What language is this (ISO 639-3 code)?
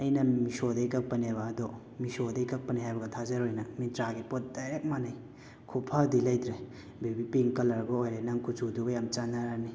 mni